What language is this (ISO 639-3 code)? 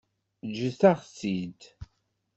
kab